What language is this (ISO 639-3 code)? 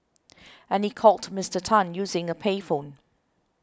eng